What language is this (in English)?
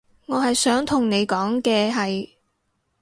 Cantonese